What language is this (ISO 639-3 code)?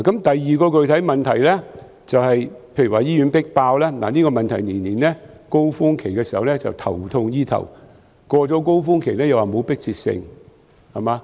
yue